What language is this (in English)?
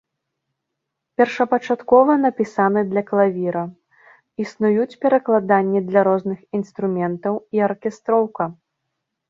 Belarusian